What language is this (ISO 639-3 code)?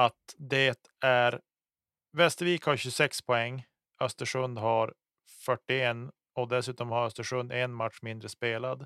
swe